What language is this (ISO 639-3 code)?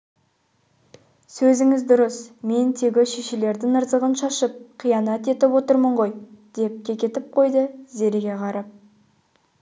kaz